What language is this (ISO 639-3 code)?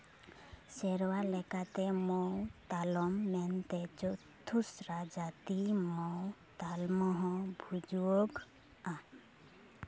sat